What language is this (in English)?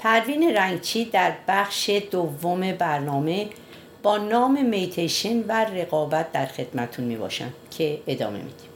Persian